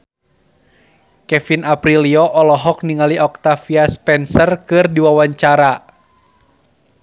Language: Sundanese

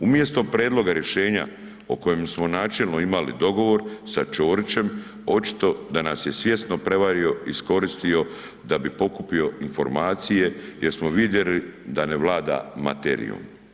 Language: Croatian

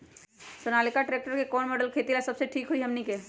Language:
Magahi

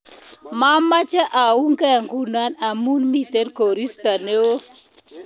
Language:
Kalenjin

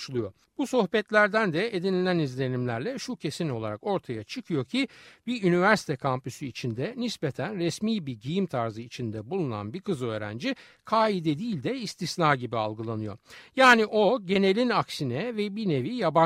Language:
Turkish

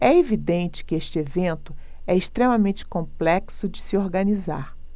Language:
Portuguese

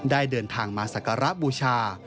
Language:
Thai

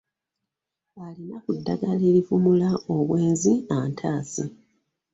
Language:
Ganda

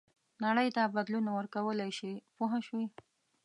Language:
Pashto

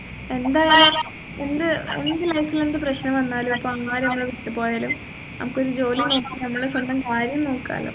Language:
Malayalam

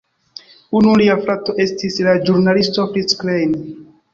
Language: Esperanto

